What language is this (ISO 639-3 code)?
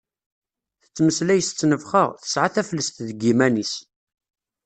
kab